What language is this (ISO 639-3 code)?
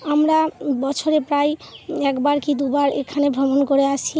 ben